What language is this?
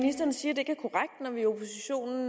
Danish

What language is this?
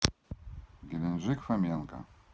Russian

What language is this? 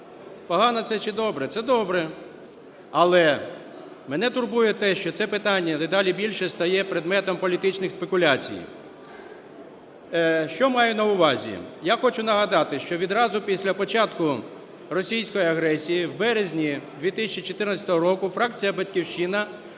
Ukrainian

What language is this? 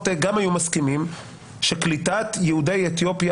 Hebrew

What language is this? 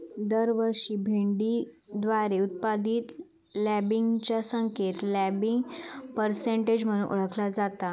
Marathi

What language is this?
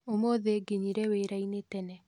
Kikuyu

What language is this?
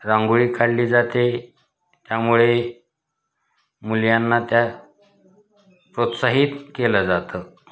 Marathi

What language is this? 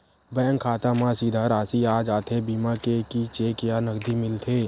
Chhattisgarhi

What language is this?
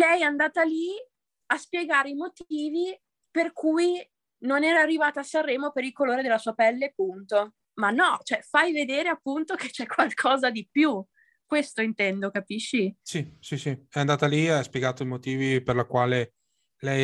Italian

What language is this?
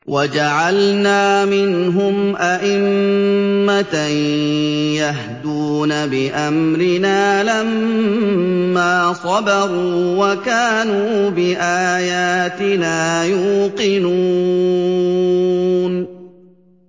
Arabic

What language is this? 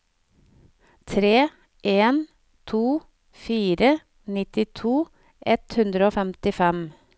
Norwegian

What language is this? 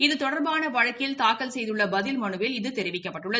Tamil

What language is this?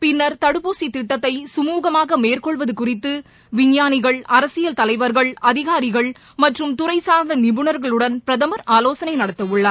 Tamil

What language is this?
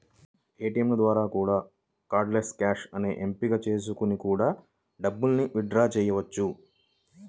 Telugu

